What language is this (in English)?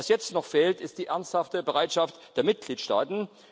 German